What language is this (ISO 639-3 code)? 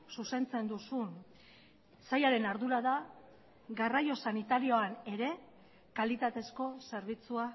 eus